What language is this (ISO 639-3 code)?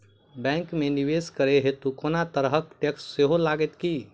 mai